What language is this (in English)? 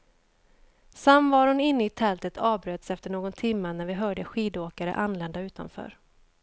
Swedish